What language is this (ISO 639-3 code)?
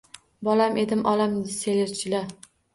uzb